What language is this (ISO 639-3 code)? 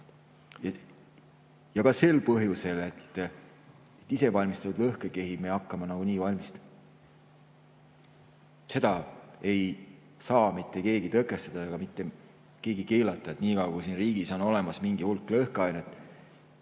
est